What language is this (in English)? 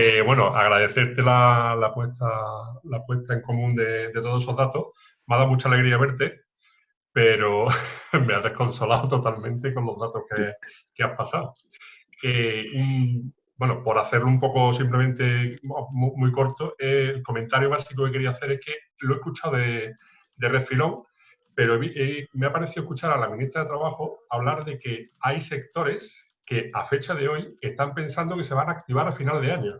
Spanish